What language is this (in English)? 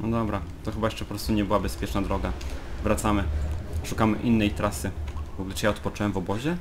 Polish